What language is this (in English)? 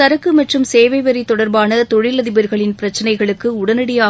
Tamil